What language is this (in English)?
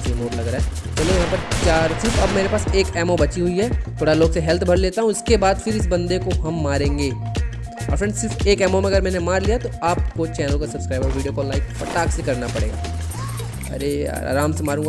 Hindi